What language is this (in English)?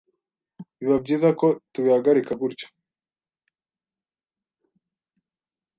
Kinyarwanda